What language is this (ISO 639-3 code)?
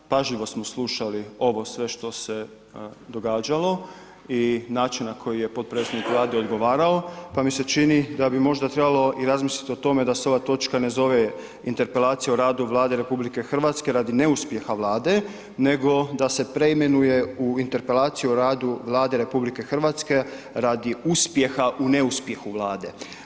hrv